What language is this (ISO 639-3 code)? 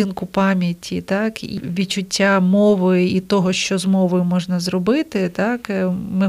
ukr